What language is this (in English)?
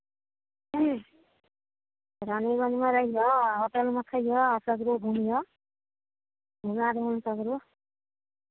Maithili